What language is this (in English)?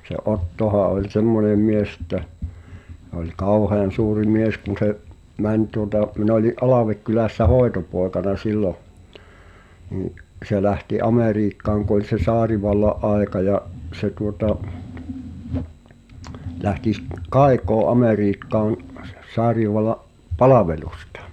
Finnish